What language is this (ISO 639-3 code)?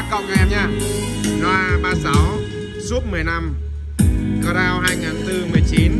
vie